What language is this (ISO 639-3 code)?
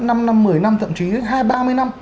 vie